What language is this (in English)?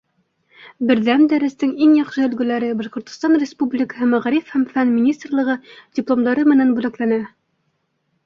Bashkir